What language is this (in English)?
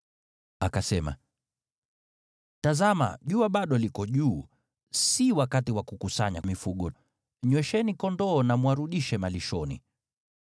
Swahili